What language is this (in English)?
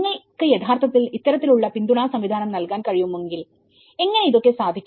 Malayalam